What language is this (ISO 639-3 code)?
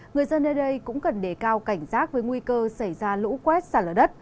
vie